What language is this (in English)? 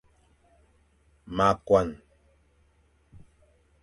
Fang